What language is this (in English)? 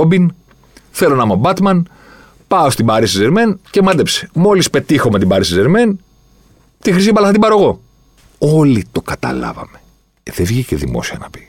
Greek